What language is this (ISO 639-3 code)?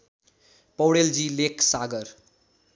nep